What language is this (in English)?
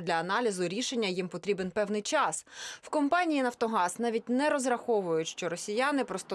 Ukrainian